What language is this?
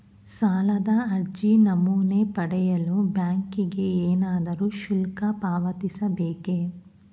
Kannada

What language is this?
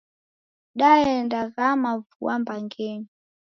Taita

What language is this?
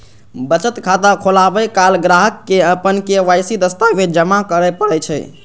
Maithili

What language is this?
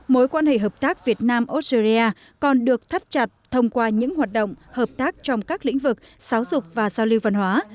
Vietnamese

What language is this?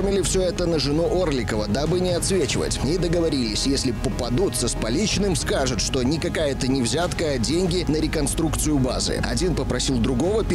Russian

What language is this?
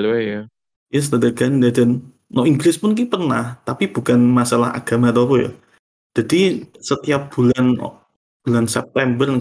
Indonesian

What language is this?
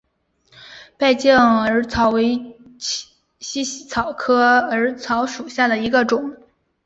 Chinese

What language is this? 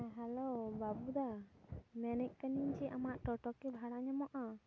Santali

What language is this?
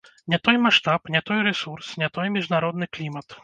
Belarusian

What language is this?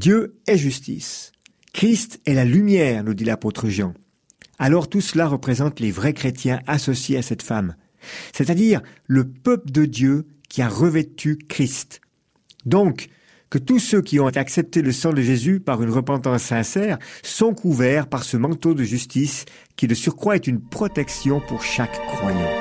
French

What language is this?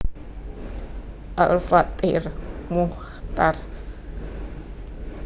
Javanese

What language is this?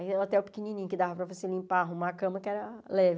Portuguese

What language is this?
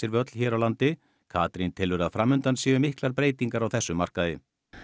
Icelandic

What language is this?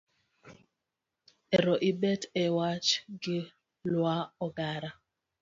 Luo (Kenya and Tanzania)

